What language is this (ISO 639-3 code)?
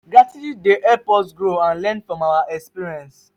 pcm